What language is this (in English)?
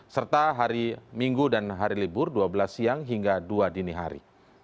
Indonesian